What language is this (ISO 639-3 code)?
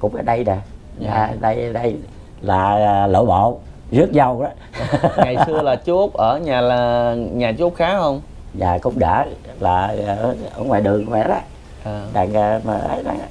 vie